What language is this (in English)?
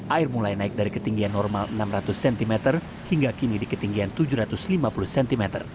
Indonesian